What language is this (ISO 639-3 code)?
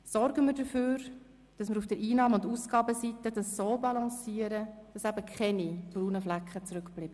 gsw